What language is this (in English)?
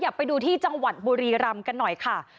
Thai